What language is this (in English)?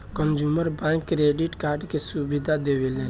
Bhojpuri